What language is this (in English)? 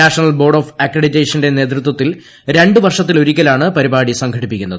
Malayalam